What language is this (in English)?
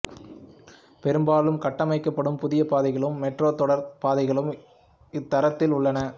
Tamil